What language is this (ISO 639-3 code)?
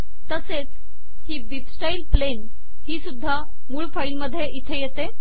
mar